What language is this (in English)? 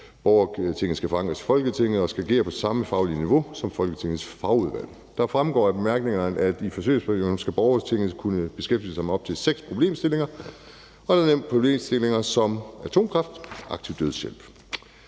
Danish